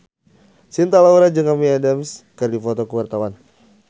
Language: Sundanese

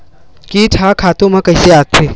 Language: Chhattisgarhi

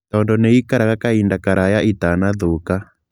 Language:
Kikuyu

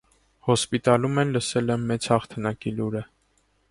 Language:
Armenian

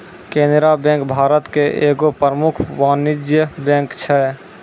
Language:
Maithili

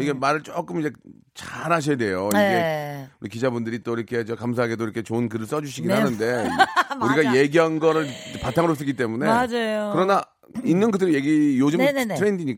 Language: Korean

